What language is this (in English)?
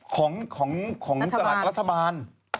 Thai